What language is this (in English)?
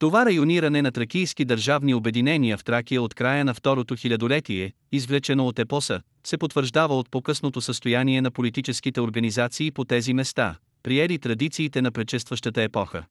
Bulgarian